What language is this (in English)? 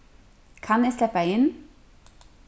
Faroese